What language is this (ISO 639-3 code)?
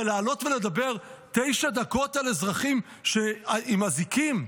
heb